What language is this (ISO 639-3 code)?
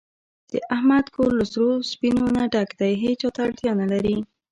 pus